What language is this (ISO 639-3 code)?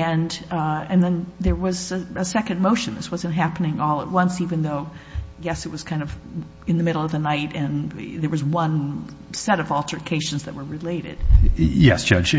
eng